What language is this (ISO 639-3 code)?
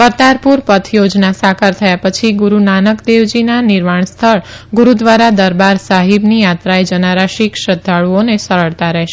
guj